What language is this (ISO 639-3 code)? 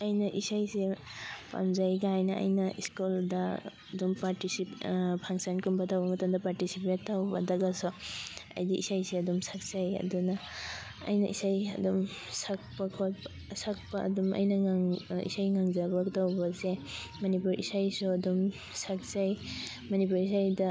mni